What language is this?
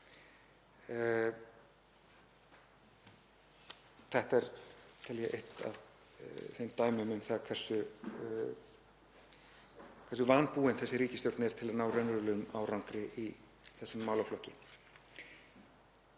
Icelandic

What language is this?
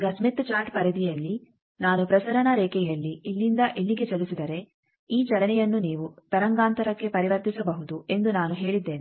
Kannada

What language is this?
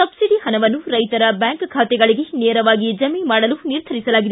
Kannada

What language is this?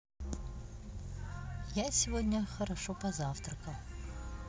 Russian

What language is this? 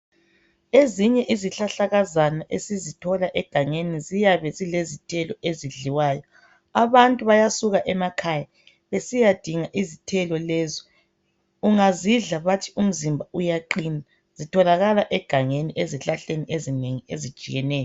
North Ndebele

